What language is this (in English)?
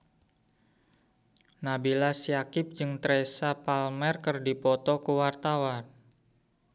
Sundanese